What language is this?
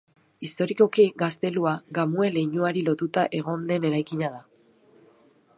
Basque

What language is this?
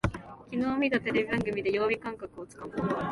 Japanese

